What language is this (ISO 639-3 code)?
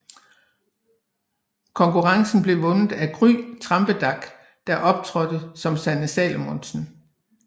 dan